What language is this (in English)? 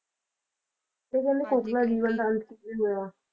Punjabi